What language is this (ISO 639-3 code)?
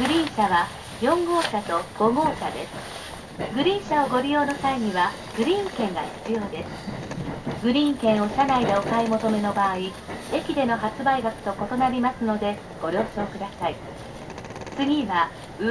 jpn